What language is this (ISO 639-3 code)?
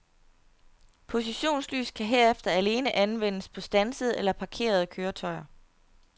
dan